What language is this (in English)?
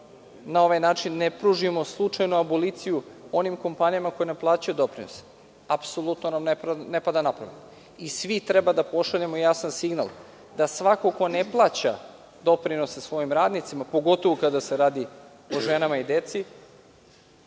Serbian